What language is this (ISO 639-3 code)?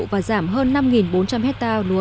vie